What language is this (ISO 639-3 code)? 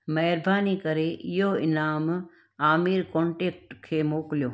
snd